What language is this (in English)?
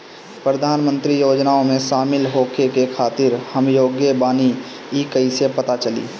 Bhojpuri